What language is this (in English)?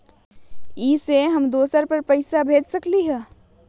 Magahi